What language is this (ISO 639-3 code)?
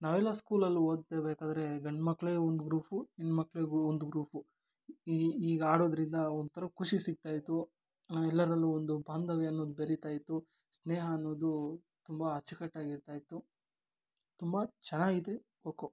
kan